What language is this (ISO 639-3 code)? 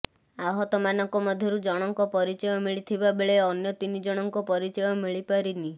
ori